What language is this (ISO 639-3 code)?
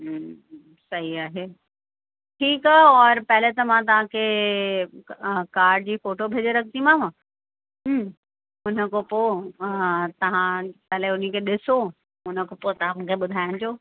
snd